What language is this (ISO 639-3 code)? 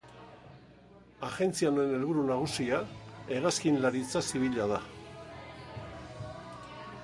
eus